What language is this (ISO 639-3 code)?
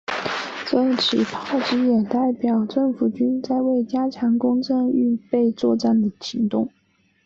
zho